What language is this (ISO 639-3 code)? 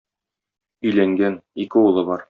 tat